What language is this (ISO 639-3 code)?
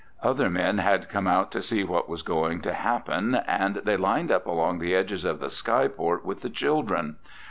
eng